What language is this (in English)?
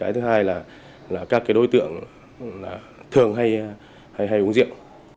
Vietnamese